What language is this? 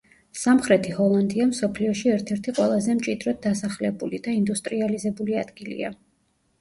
Georgian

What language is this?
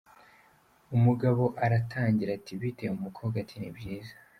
Kinyarwanda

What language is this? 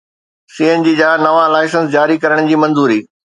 Sindhi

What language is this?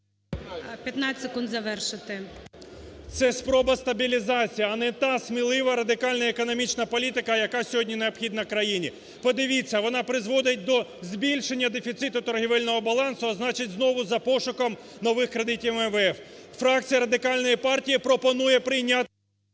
Ukrainian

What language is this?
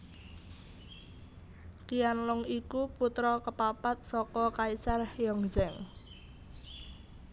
Javanese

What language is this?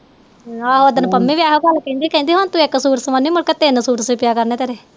Punjabi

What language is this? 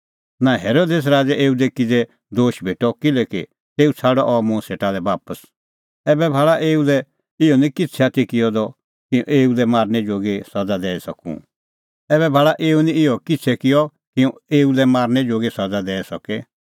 Kullu Pahari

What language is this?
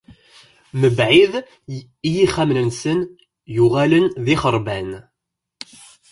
Kabyle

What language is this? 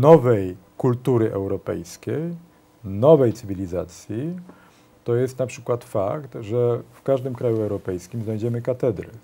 Polish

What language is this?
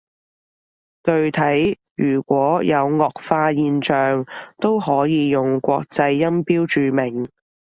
Cantonese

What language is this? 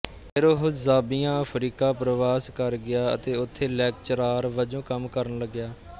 Punjabi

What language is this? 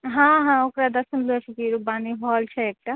Maithili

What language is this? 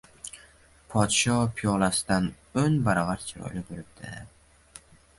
Uzbek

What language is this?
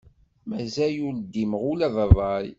Kabyle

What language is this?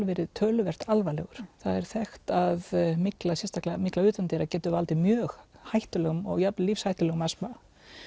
Icelandic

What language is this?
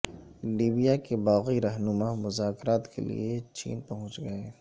Urdu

